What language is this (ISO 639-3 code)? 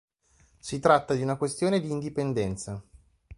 ita